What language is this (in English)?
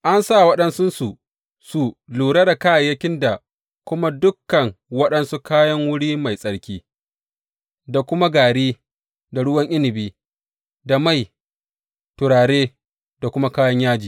Hausa